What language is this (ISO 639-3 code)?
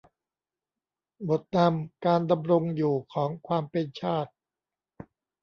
tha